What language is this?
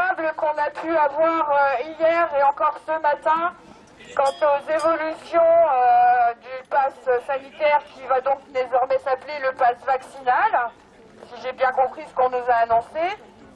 French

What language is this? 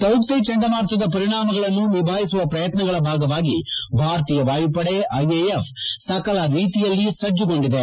Kannada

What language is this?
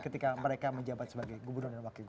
Indonesian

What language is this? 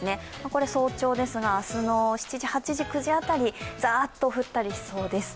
Japanese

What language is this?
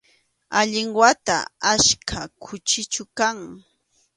Arequipa-La Unión Quechua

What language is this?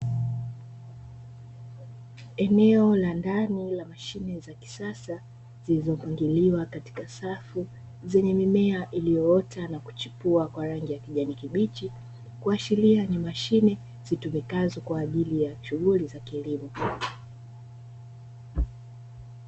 Swahili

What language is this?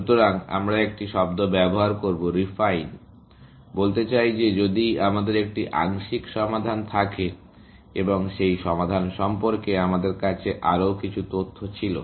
Bangla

